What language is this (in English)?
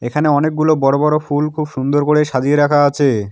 Bangla